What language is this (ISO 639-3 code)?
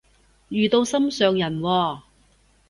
yue